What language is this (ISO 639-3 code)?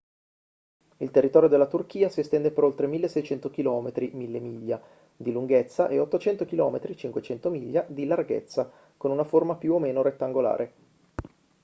ita